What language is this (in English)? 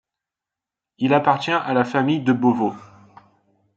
French